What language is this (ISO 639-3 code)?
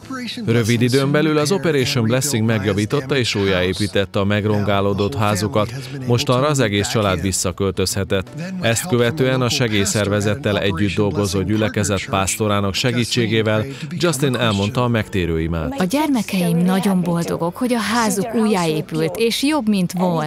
hun